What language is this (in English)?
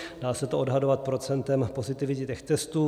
Czech